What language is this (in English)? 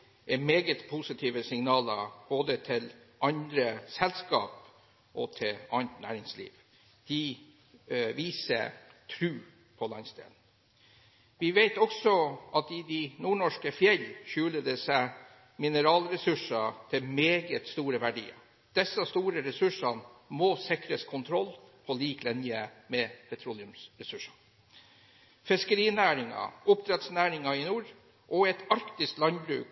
Norwegian Bokmål